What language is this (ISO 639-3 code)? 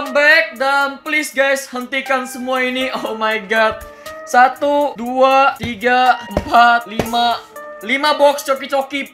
ind